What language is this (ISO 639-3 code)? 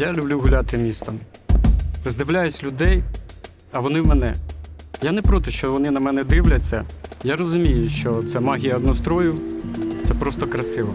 ukr